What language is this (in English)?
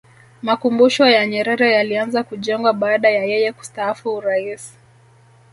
Swahili